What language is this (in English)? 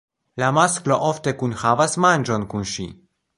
Esperanto